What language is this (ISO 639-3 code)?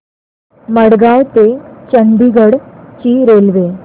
mar